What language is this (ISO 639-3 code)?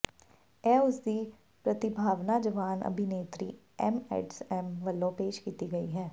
pan